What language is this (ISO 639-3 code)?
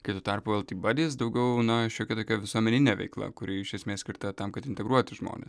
lit